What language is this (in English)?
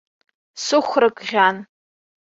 Abkhazian